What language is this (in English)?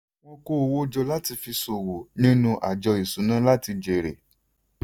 Yoruba